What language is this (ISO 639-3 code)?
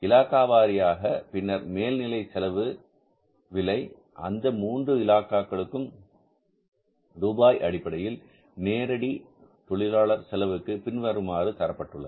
tam